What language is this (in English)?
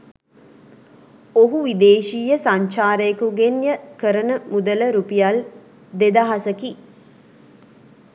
Sinhala